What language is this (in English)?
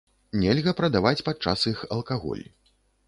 Belarusian